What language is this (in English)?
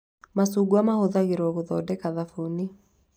Kikuyu